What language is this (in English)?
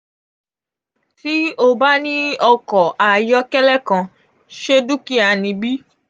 Yoruba